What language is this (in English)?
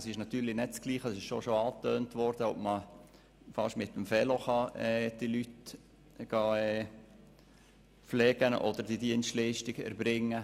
Swiss German